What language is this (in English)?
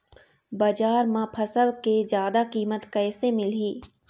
Chhattisgarhi